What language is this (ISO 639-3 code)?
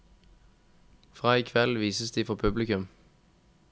nor